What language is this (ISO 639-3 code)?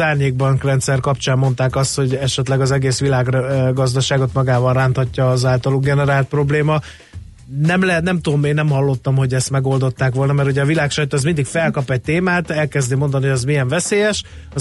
hun